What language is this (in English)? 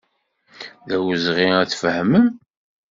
Kabyle